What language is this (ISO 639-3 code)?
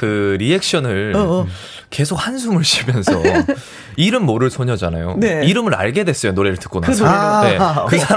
kor